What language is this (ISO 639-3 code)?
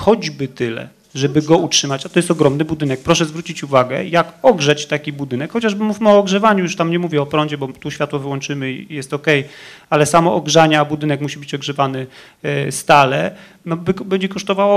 pol